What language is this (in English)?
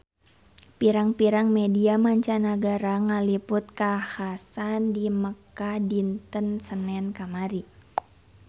Sundanese